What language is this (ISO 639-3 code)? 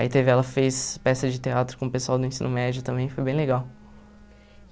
por